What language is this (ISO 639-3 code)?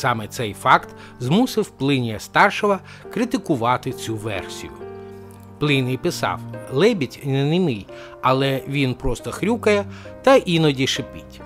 ukr